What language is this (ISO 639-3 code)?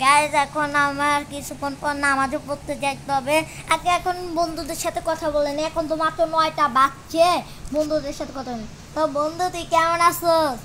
tur